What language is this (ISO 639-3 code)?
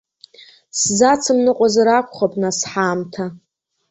abk